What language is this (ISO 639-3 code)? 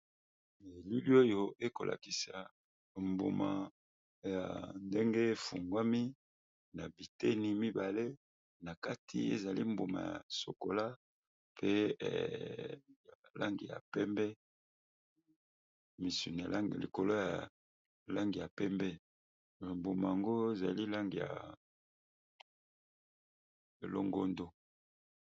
lin